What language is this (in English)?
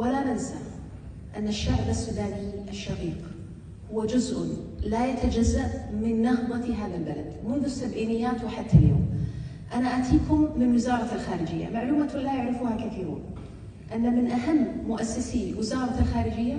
Arabic